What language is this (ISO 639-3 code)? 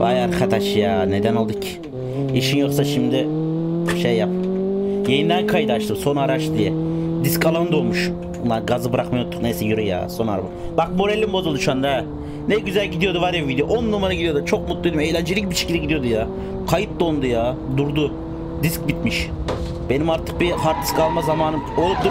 tur